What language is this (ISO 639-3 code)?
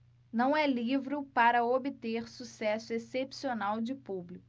por